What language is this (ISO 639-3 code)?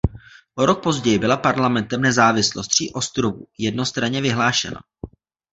ces